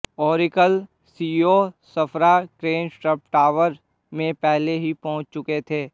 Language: Hindi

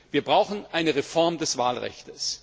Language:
German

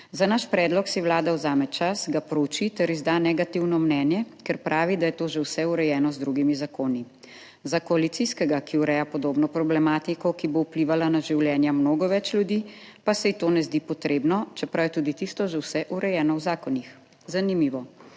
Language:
Slovenian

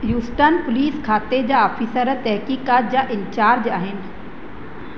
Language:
Sindhi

